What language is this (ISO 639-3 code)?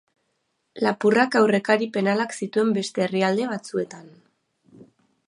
eus